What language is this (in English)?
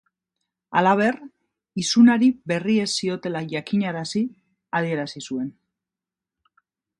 Basque